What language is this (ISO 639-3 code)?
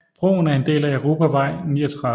dan